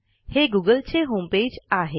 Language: Marathi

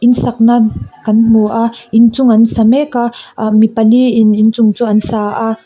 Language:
Mizo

